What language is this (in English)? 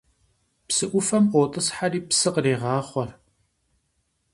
Kabardian